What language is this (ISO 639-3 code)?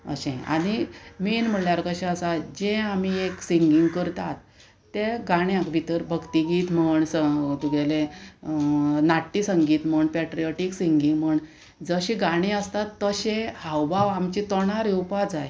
kok